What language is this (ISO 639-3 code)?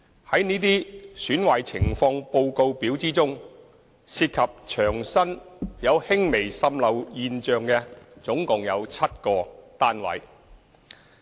yue